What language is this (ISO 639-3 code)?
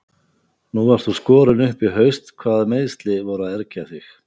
isl